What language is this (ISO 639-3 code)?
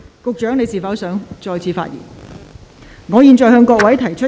yue